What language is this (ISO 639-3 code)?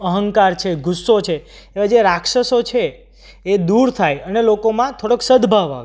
guj